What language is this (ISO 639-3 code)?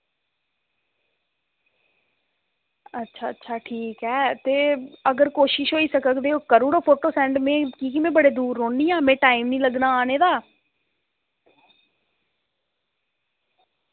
doi